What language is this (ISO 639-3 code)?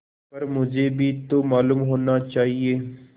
hin